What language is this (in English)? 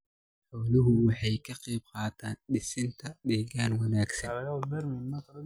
Somali